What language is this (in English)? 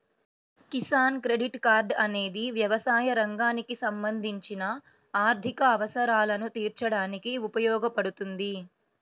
Telugu